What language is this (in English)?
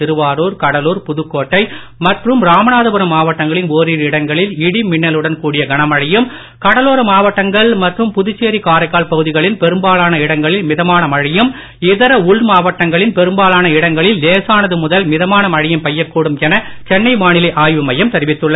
Tamil